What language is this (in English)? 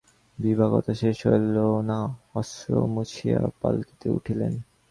Bangla